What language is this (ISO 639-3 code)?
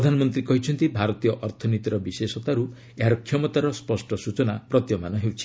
ori